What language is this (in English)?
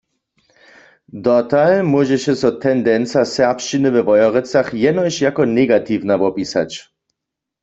Upper Sorbian